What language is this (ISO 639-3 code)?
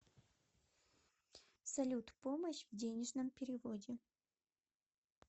rus